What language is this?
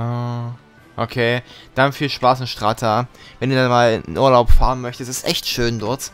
German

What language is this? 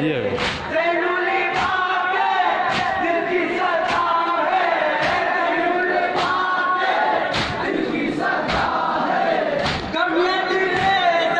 Spanish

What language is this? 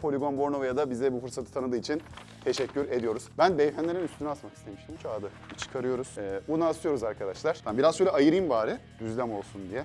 Turkish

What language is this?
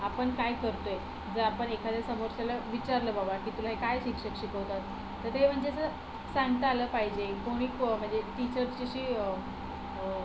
Marathi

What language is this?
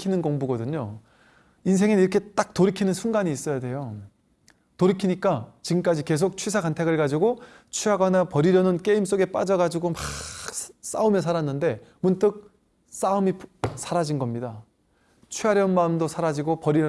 Korean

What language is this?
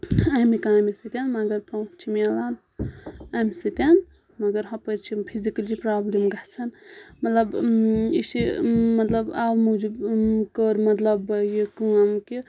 Kashmiri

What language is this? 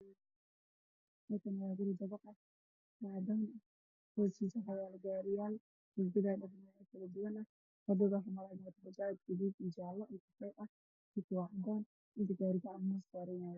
Somali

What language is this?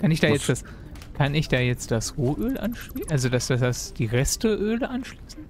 German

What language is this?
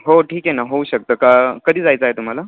Marathi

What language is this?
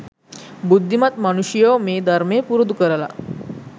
Sinhala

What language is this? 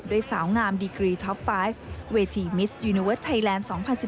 Thai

